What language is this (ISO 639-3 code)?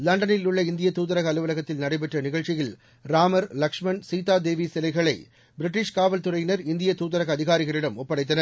tam